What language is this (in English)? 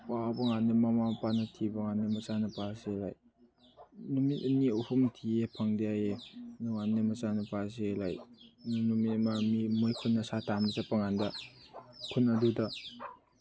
Manipuri